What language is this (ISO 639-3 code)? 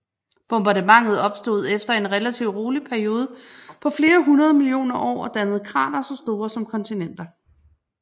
dan